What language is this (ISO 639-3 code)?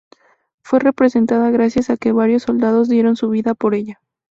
spa